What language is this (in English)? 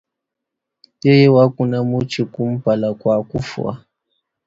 Luba-Lulua